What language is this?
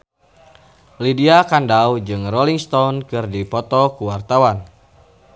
Sundanese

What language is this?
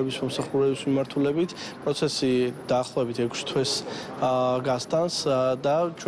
Latvian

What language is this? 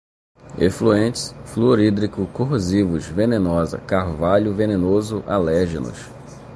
Portuguese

